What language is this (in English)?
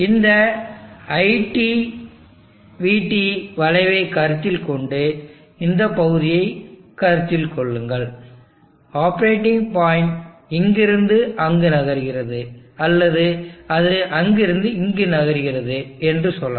Tamil